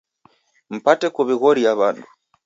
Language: Taita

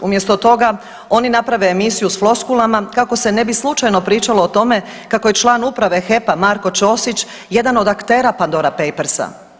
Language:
Croatian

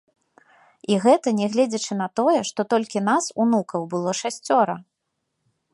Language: Belarusian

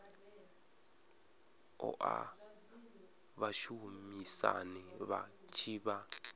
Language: Venda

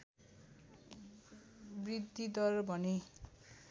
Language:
Nepali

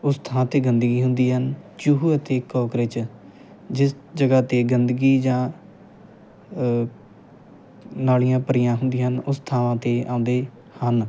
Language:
Punjabi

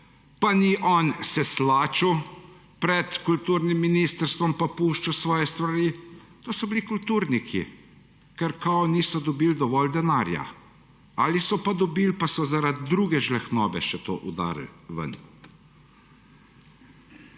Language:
Slovenian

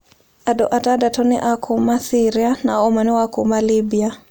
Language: Kikuyu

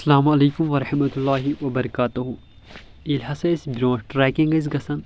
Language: Kashmiri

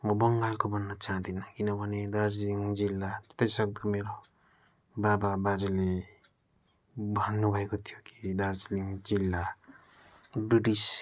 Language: Nepali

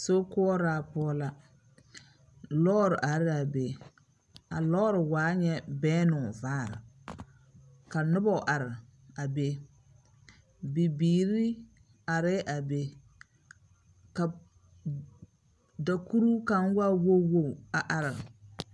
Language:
Southern Dagaare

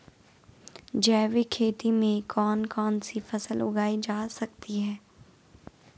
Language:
Hindi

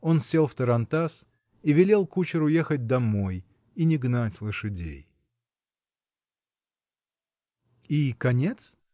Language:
Russian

